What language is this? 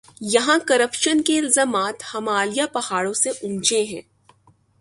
Urdu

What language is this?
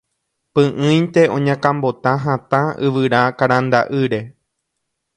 Guarani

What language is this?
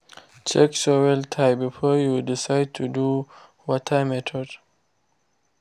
Nigerian Pidgin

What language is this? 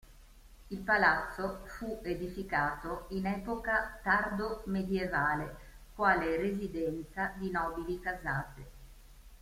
Italian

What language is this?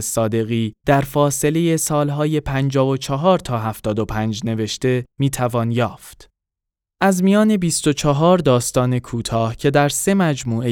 Persian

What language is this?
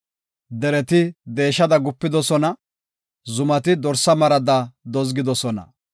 Gofa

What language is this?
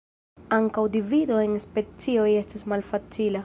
Esperanto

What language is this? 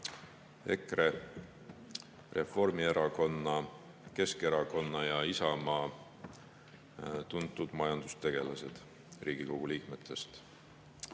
Estonian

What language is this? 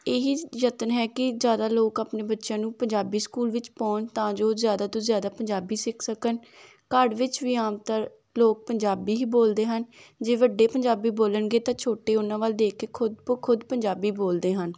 Punjabi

